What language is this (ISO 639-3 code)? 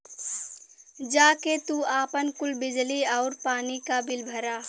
bho